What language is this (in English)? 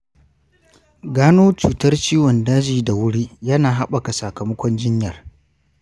Hausa